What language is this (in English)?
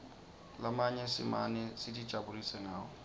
Swati